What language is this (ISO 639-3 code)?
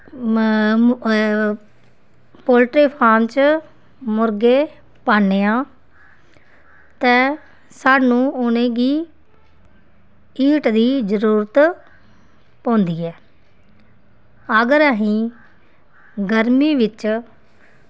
doi